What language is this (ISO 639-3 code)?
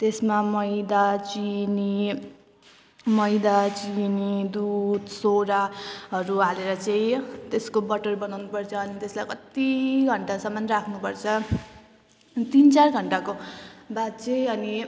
nep